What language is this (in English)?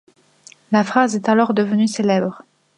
French